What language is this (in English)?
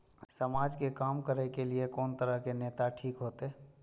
Maithili